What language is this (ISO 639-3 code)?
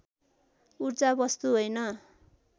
nep